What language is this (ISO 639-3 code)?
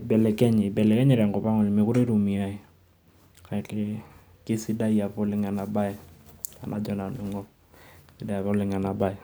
mas